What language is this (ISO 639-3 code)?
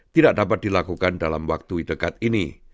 ind